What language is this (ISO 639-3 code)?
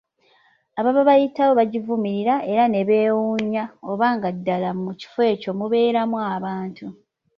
lug